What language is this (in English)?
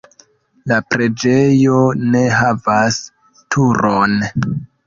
Esperanto